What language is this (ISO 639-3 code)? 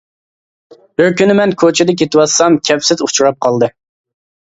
uig